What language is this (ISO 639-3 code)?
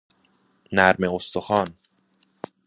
fas